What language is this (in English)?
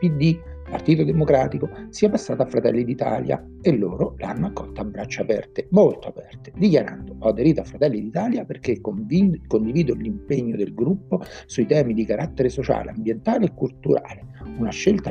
Italian